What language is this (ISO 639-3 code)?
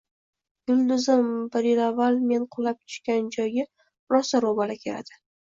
uzb